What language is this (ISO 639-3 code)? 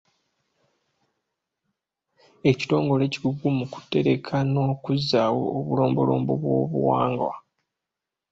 lug